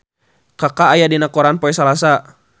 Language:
Sundanese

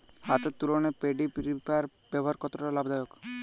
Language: Bangla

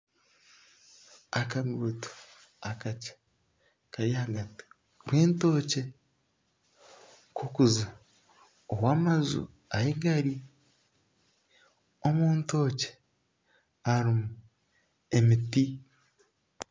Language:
Nyankole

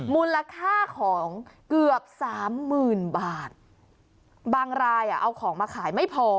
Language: Thai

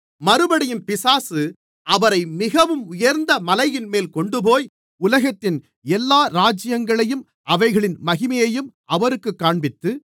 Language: Tamil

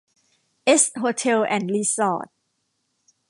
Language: Thai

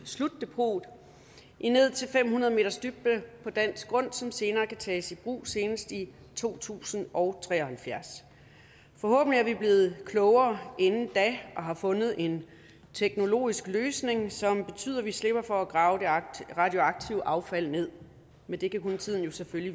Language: Danish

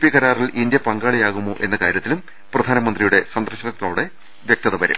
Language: Malayalam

